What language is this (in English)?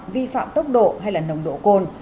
Vietnamese